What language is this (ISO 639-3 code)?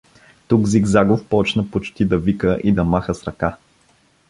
bul